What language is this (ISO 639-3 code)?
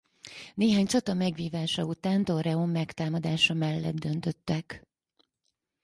hun